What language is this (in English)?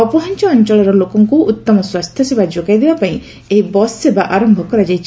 Odia